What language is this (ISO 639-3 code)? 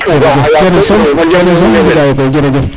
srr